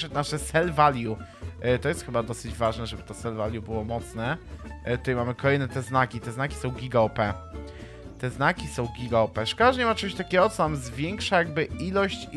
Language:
Polish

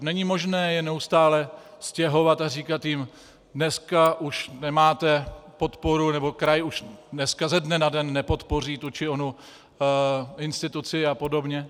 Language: Czech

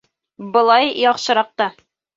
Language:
Bashkir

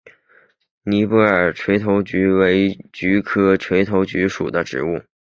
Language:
Chinese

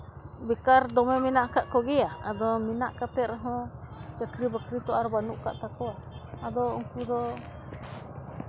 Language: Santali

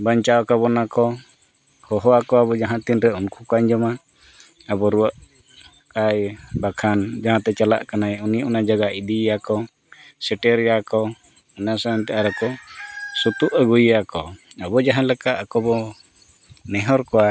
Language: Santali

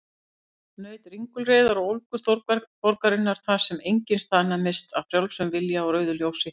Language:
Icelandic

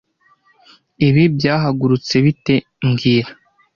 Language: Kinyarwanda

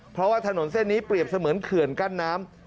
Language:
Thai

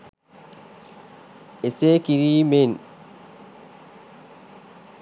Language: Sinhala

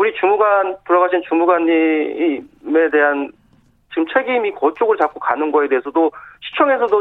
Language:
Korean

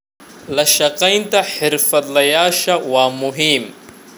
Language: Somali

